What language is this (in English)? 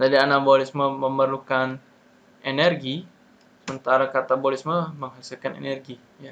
Indonesian